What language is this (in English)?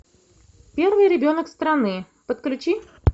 Russian